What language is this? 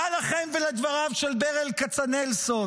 Hebrew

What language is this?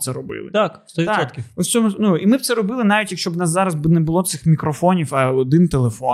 Ukrainian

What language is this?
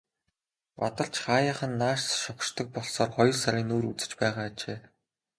Mongolian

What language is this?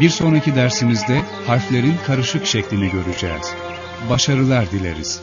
Turkish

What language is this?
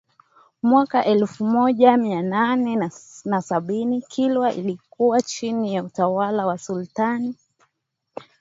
Swahili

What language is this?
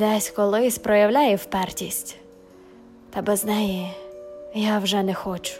Ukrainian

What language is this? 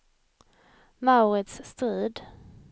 Swedish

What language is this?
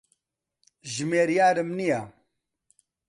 Central Kurdish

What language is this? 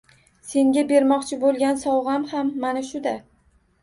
Uzbek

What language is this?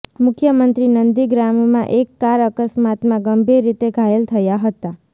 Gujarati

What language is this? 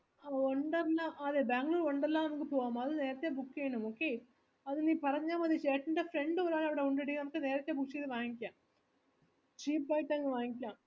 Malayalam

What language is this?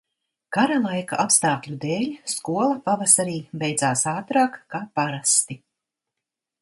Latvian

